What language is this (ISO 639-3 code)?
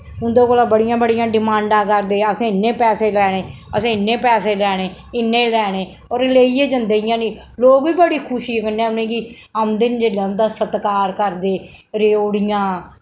doi